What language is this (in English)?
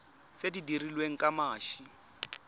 Tswana